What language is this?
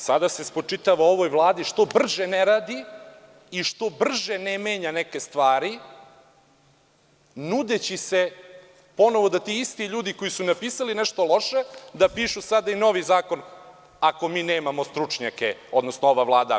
Serbian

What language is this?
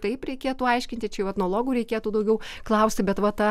Lithuanian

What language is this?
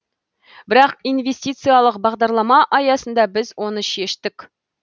Kazakh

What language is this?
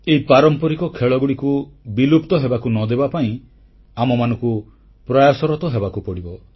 Odia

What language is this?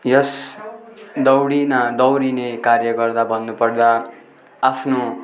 Nepali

